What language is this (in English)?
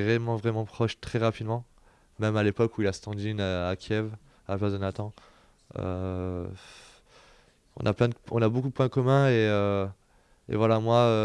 French